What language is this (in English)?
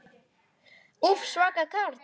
Icelandic